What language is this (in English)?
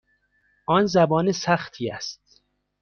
Persian